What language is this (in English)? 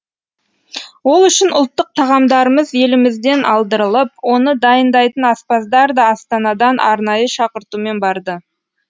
Kazakh